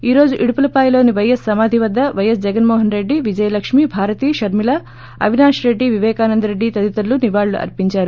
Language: Telugu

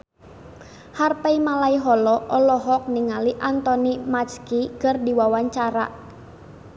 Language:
Sundanese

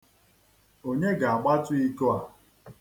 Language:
Igbo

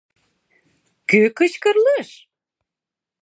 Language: Mari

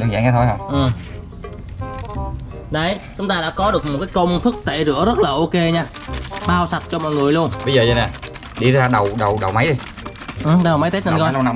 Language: Vietnamese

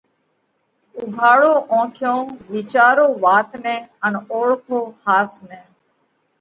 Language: Parkari Koli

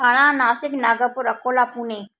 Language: Sindhi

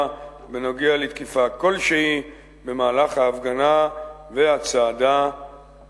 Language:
Hebrew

